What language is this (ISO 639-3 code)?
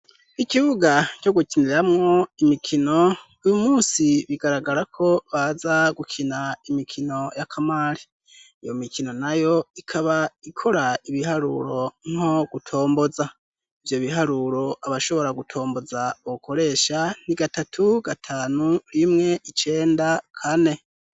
run